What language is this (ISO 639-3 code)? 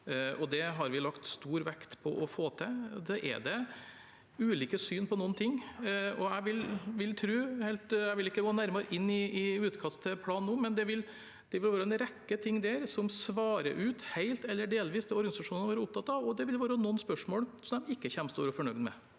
nor